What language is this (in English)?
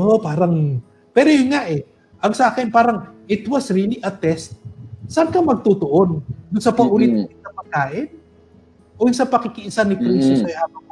Filipino